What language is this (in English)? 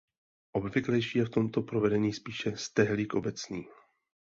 Czech